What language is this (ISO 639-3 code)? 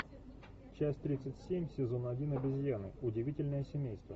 rus